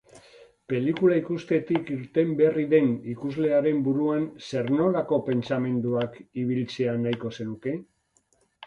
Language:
Basque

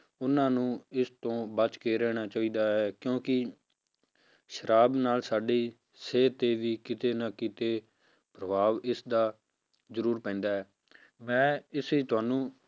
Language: Punjabi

